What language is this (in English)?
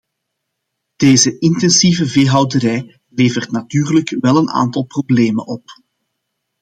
Dutch